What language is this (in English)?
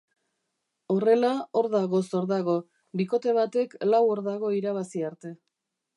Basque